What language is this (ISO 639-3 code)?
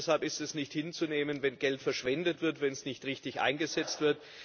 deu